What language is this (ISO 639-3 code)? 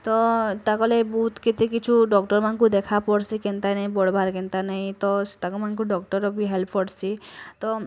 ori